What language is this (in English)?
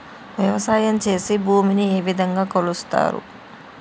Telugu